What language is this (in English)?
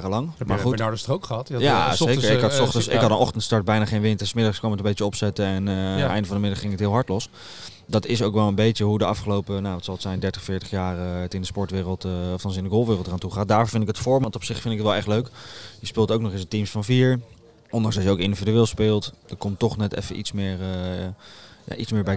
Dutch